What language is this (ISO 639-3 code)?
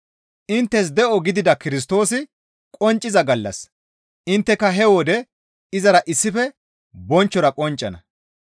gmv